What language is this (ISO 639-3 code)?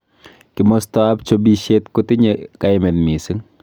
kln